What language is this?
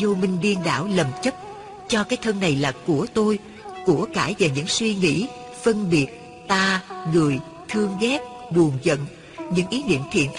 Vietnamese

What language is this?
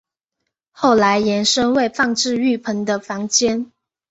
Chinese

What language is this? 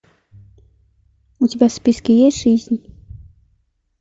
Russian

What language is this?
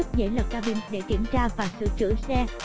Vietnamese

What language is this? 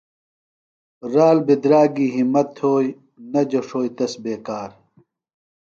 Phalura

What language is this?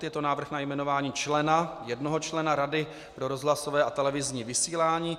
Czech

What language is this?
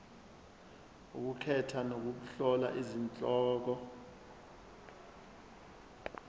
Zulu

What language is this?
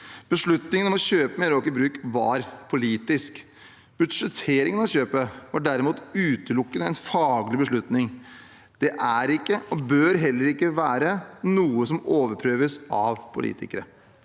Norwegian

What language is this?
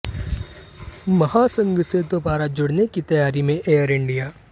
Hindi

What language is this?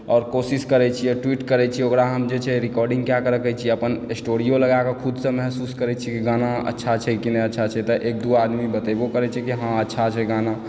Maithili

